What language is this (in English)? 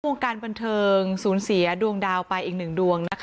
Thai